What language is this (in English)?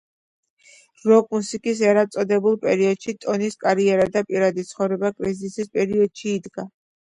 Georgian